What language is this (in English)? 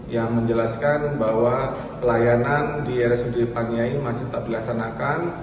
Indonesian